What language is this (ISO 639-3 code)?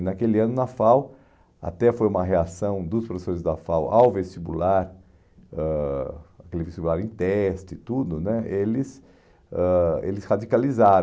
por